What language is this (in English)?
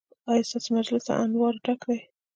Pashto